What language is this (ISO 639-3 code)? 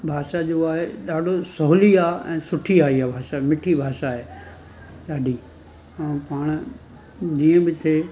snd